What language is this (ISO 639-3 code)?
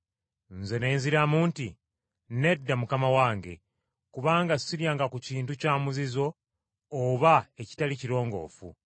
lug